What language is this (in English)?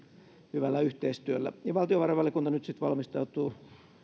Finnish